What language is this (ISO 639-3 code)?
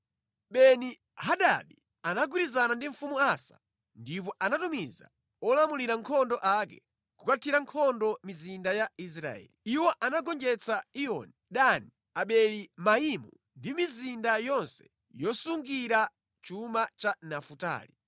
nya